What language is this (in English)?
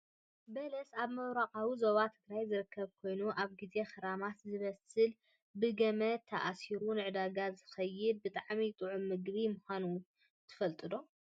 Tigrinya